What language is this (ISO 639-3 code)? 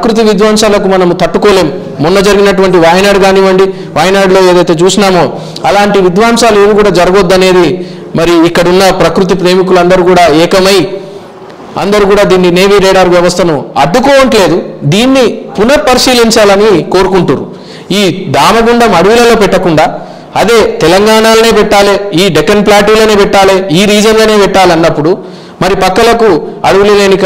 tel